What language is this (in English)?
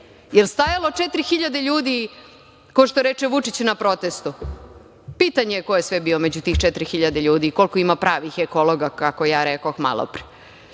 Serbian